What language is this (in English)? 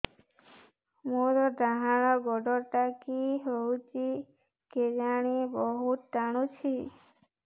Odia